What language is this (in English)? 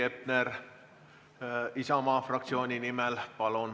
Estonian